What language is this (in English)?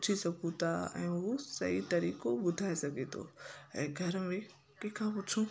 Sindhi